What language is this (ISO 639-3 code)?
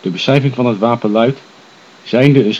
nld